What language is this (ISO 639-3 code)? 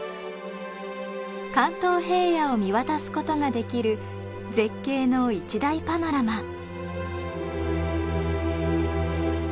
jpn